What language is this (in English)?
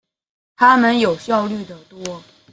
Chinese